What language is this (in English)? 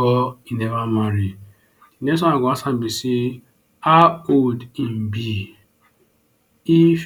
Nigerian Pidgin